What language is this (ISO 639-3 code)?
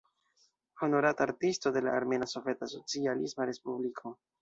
epo